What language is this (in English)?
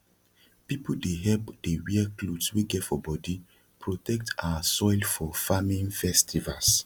Nigerian Pidgin